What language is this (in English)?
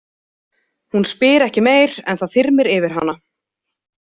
Icelandic